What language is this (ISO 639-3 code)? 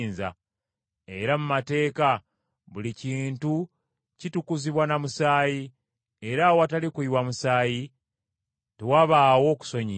lug